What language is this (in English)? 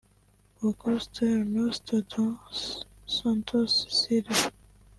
Kinyarwanda